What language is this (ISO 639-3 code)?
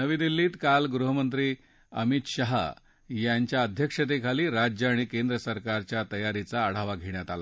mar